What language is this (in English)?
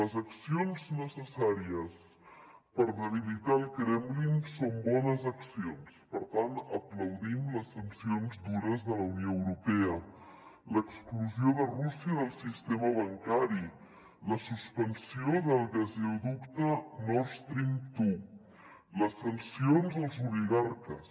Catalan